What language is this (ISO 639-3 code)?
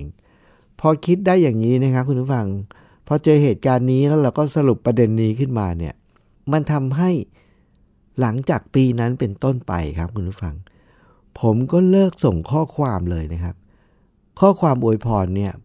tha